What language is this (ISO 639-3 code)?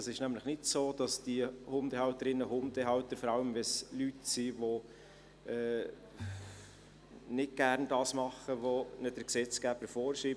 gsw